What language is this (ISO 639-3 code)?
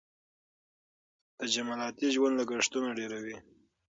pus